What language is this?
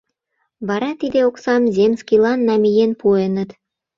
Mari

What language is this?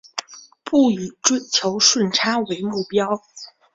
Chinese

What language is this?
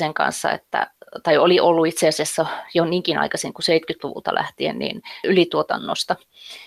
Finnish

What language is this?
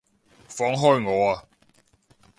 Cantonese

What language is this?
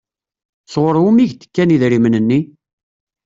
Kabyle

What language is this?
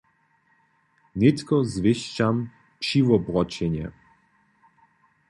Upper Sorbian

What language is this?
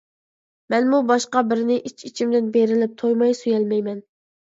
Uyghur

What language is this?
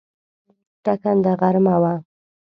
Pashto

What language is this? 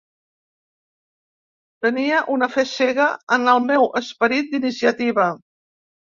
Catalan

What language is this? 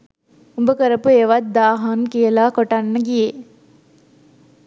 Sinhala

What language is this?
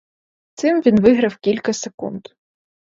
Ukrainian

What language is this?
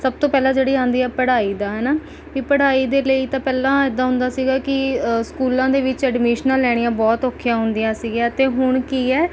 Punjabi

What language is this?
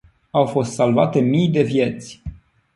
Romanian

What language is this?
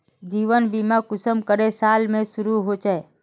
Magahi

